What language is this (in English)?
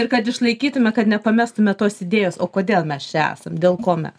Lithuanian